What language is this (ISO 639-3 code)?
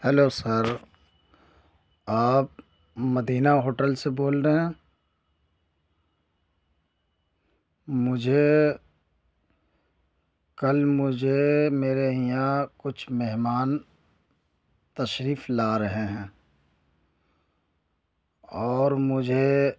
urd